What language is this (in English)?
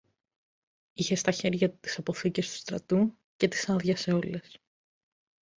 Greek